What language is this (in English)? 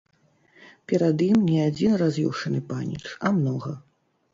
Belarusian